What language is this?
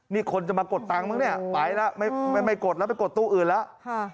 Thai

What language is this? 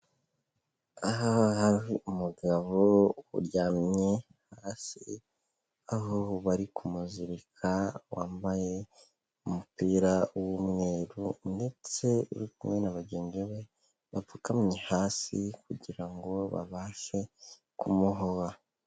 Kinyarwanda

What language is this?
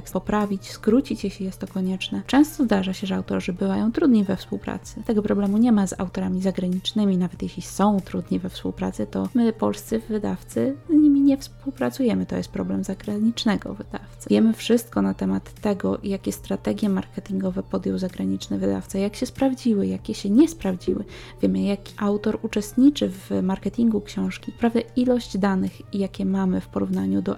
Polish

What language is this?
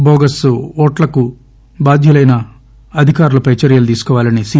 Telugu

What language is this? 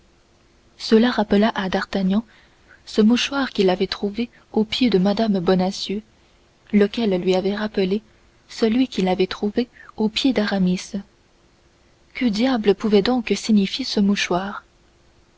French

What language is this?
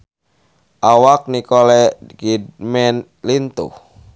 Sundanese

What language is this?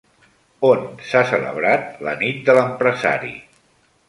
Catalan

